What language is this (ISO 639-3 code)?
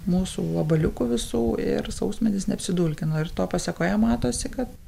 lit